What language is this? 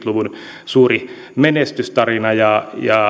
Finnish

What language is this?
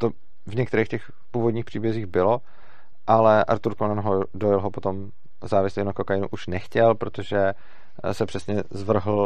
Czech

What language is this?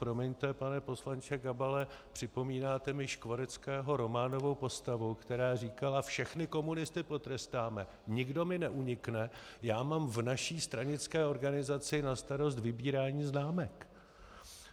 Czech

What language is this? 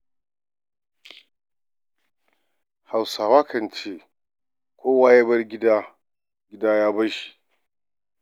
Hausa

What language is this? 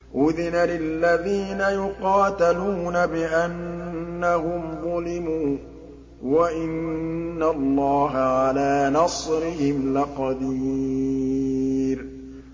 Arabic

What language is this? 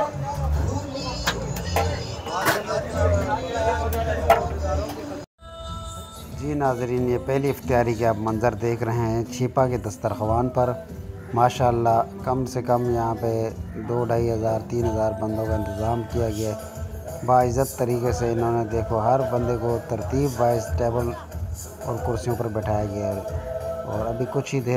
Arabic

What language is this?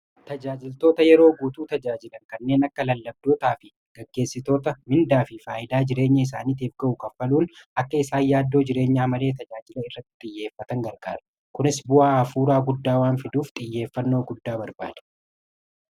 Oromo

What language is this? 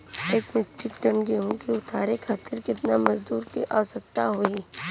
Bhojpuri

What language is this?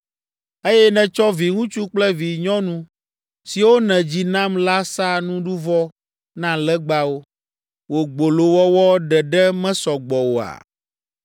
Ewe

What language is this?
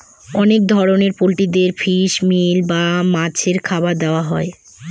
Bangla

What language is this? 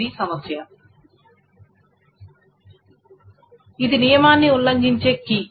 Telugu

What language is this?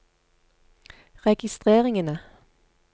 Norwegian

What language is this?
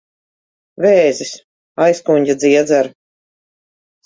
Latvian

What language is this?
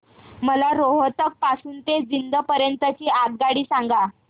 Marathi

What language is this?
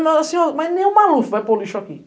Portuguese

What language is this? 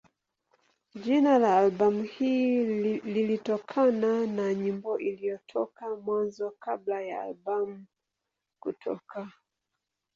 Swahili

